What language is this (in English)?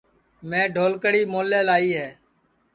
Sansi